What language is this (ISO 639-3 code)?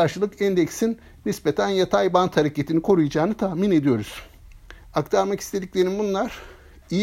tur